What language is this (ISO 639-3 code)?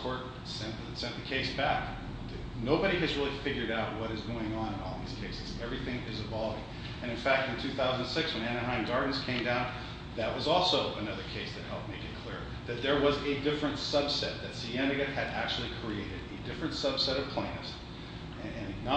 eng